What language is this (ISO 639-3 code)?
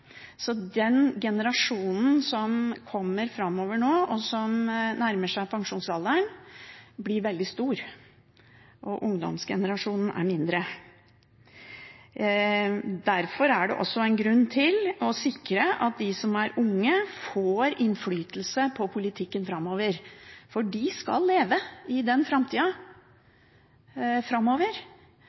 nob